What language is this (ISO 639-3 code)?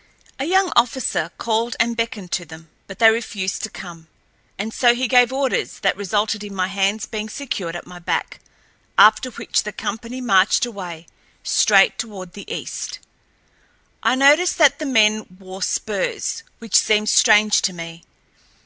eng